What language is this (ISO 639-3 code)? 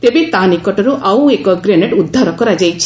ori